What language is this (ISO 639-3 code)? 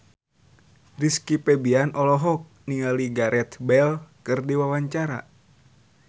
sun